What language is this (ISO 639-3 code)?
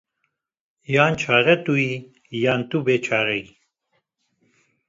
kur